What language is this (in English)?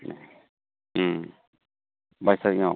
Bodo